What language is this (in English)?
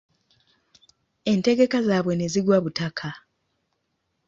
Ganda